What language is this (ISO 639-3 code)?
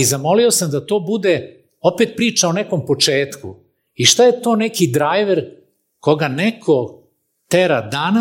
hrv